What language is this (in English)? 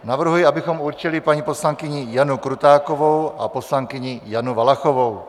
Czech